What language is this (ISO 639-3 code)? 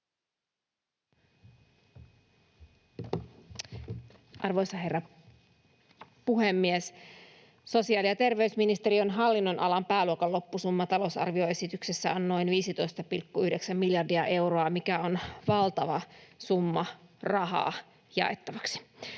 fin